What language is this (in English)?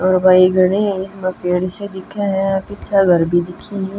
Haryanvi